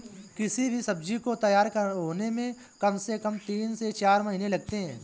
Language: Hindi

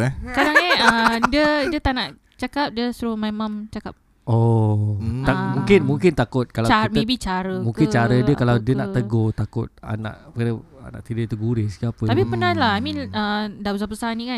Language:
Malay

